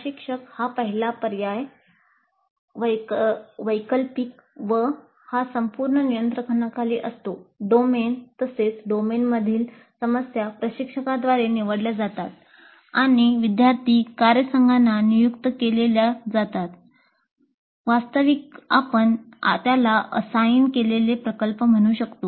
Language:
Marathi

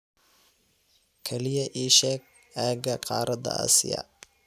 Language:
Somali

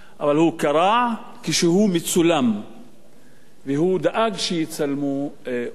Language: Hebrew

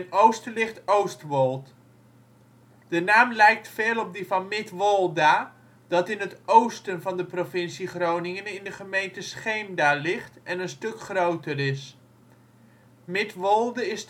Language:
Dutch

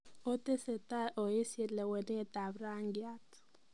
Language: Kalenjin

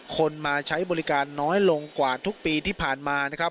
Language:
Thai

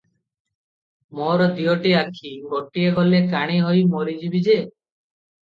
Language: Odia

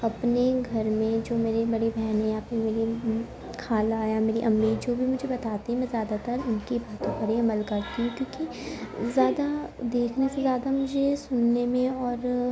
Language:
Urdu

